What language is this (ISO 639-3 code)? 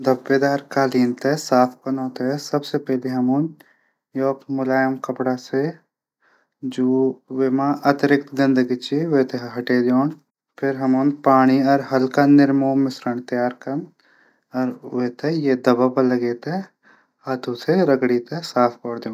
gbm